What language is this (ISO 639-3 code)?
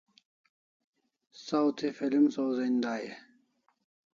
kls